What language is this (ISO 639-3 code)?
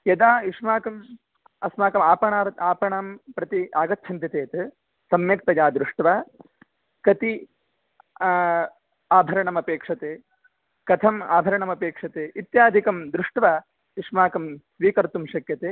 san